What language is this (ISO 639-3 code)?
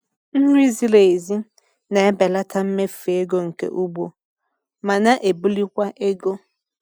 ibo